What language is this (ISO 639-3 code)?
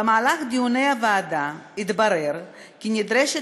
heb